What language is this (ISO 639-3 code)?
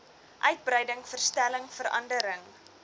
afr